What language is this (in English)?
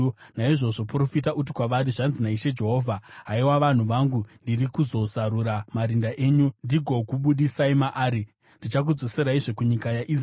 Shona